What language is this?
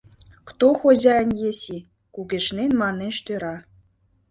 Mari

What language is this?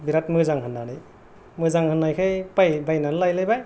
Bodo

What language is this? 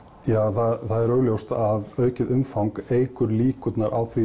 Icelandic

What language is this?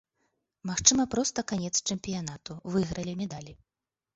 Belarusian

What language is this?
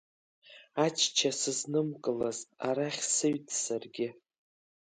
Abkhazian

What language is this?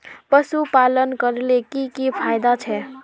Magahi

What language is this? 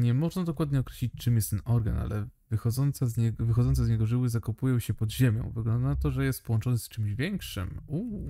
Polish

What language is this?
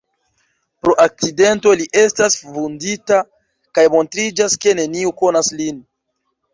Esperanto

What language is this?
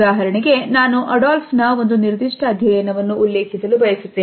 Kannada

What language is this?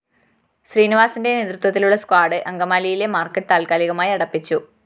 Malayalam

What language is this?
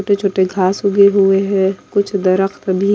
Hindi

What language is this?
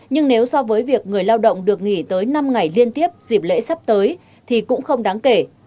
Vietnamese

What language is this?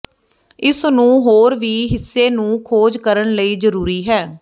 Punjabi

